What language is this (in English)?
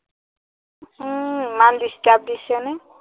Assamese